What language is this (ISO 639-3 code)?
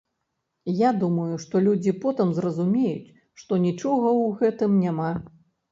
bel